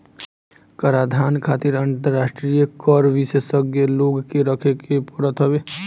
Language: Bhojpuri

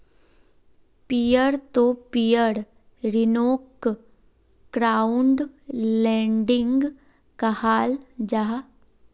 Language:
Magahi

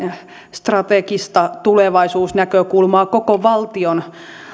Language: Finnish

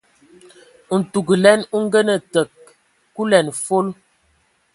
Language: Ewondo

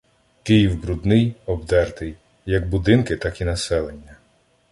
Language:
Ukrainian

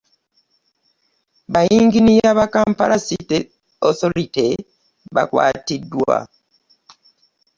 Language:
Ganda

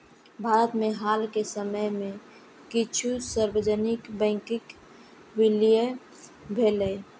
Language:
Maithili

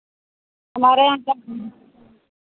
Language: Hindi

